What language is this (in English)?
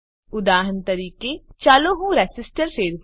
Gujarati